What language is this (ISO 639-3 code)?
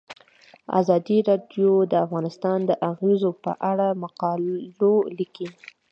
pus